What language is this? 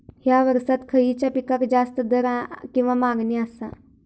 Marathi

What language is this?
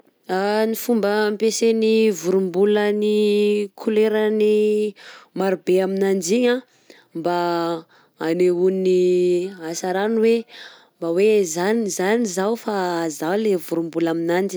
Southern Betsimisaraka Malagasy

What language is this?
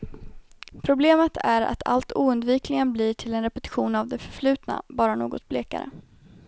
Swedish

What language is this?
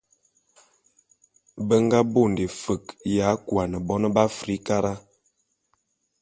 Bulu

